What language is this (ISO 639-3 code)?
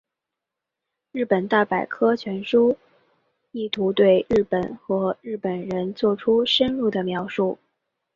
zho